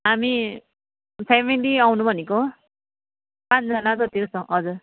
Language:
Nepali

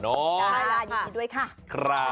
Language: Thai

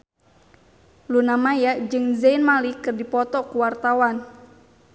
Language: Sundanese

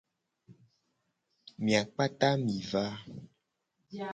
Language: Gen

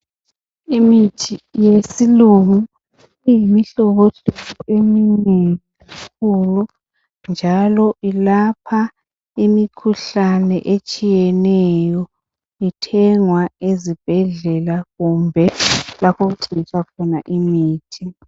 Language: North Ndebele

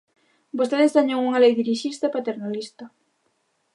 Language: Galician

